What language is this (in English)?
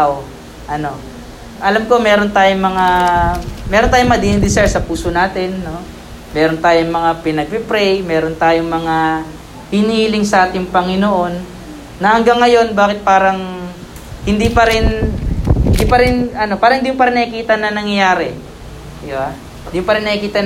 Filipino